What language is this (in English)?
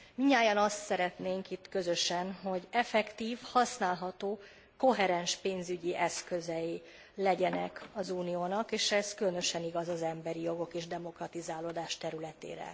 Hungarian